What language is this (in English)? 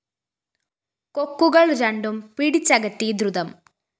Malayalam